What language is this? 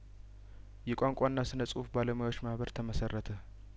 Amharic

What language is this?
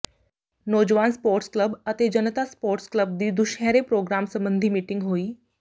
Punjabi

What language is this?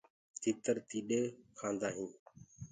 Gurgula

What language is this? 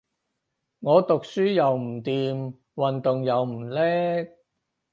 Cantonese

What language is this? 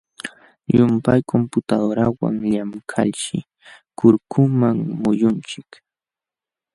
Jauja Wanca Quechua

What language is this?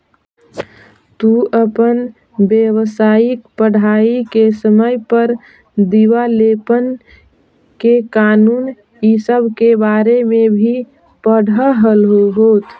Magahi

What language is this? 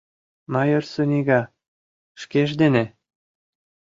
Mari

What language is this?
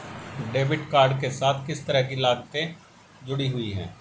Hindi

